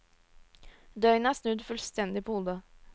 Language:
Norwegian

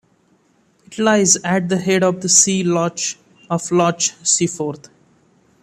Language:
English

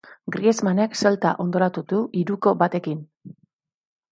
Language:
Basque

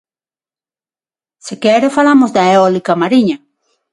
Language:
Galician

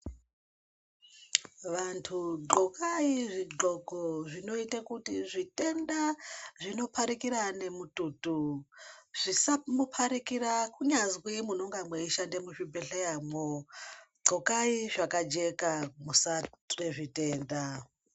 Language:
Ndau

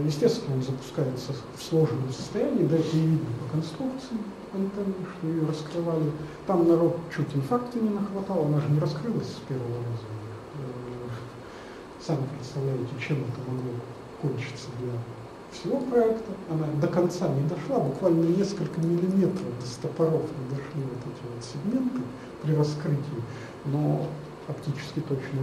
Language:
Russian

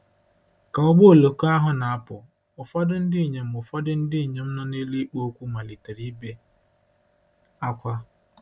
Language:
Igbo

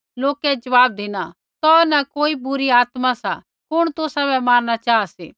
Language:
Kullu Pahari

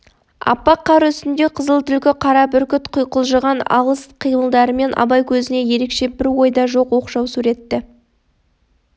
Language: Kazakh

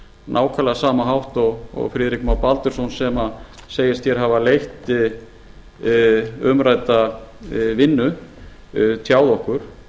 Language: Icelandic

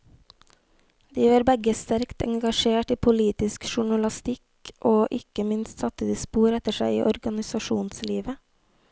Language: Norwegian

